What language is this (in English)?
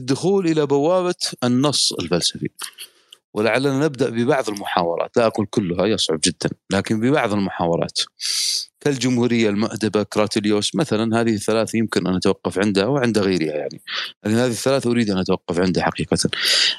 Arabic